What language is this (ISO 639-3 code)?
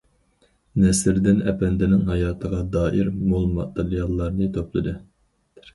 uig